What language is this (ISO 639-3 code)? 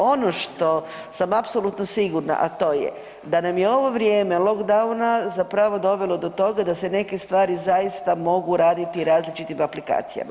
hrv